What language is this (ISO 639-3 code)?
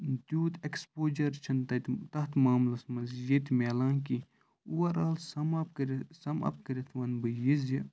kas